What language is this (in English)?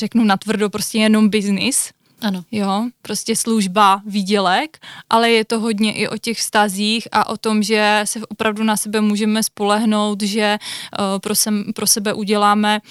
Czech